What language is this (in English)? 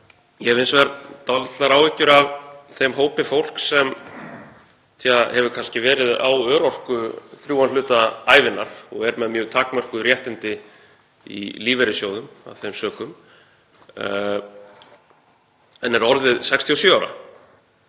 Icelandic